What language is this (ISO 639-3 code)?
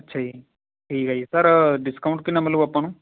pan